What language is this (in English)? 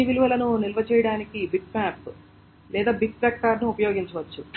Telugu